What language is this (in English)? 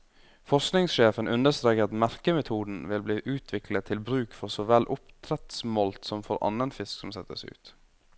Norwegian